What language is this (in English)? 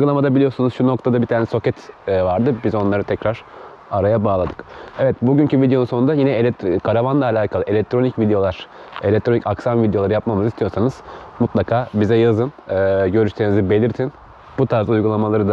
Turkish